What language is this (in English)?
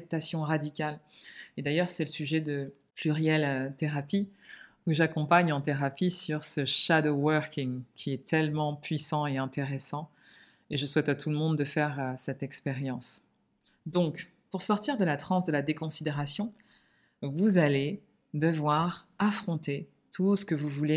French